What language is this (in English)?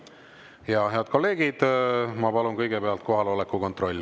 Estonian